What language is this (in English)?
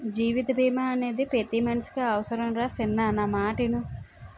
Telugu